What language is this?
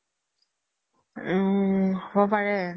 Assamese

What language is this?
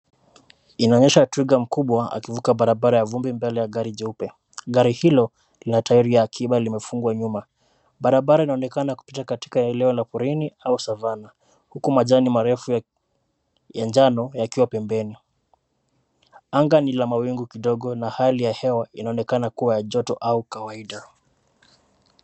Swahili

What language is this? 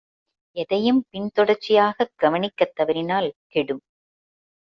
Tamil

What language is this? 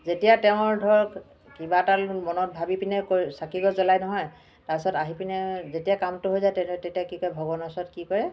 Assamese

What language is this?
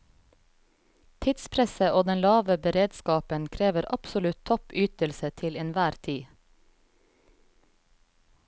Norwegian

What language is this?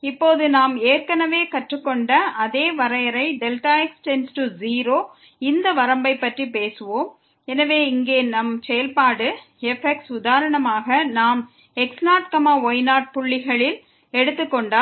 Tamil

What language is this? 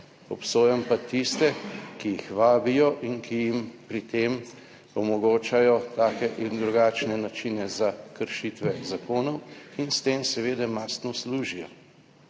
Slovenian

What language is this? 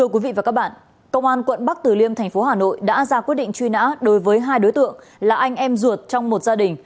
Vietnamese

